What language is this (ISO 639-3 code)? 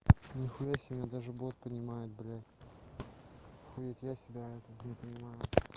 rus